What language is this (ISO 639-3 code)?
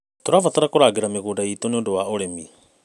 kik